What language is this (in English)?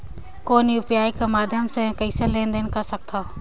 Chhattisgarhi